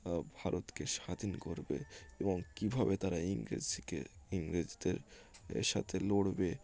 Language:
Bangla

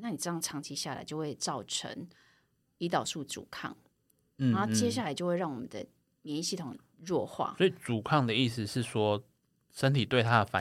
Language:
Chinese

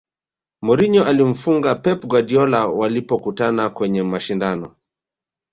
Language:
Swahili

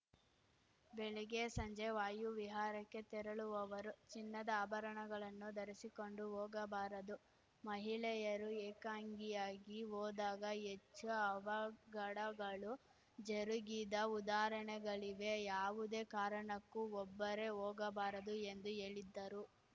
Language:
Kannada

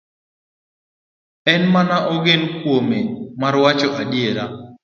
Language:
Luo (Kenya and Tanzania)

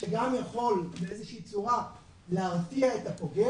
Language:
Hebrew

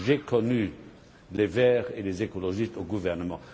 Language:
French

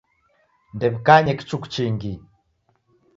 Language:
Taita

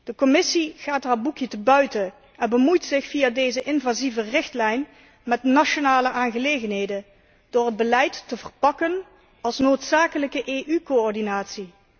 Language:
Dutch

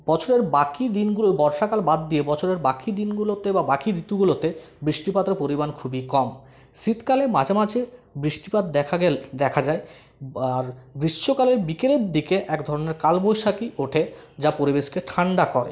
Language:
Bangla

